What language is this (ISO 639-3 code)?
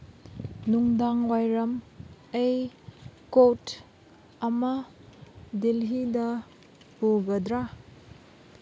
mni